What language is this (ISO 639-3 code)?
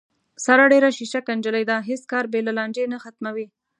pus